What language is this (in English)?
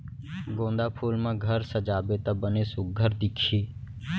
Chhattisgarhi